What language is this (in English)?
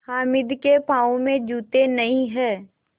Hindi